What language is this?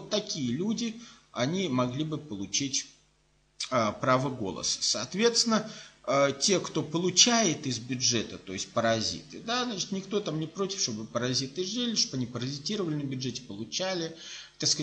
Russian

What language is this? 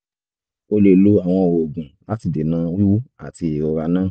Yoruba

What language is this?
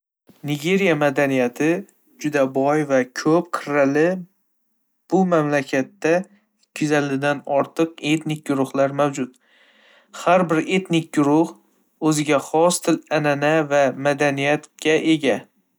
Uzbek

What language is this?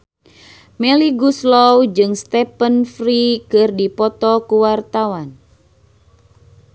Sundanese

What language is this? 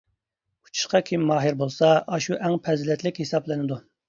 Uyghur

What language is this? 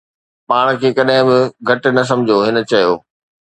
Sindhi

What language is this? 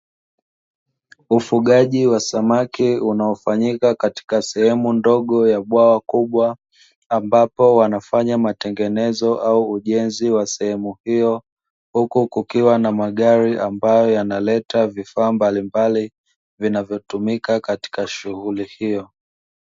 Swahili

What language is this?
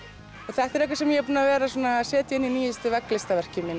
Icelandic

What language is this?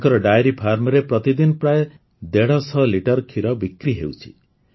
Odia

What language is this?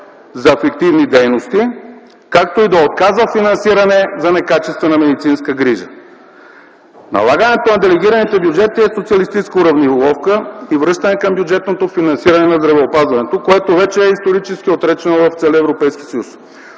Bulgarian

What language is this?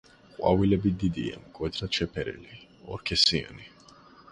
Georgian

